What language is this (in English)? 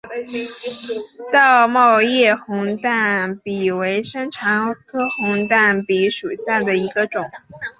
Chinese